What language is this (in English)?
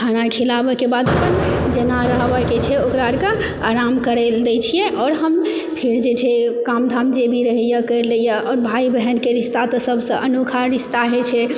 Maithili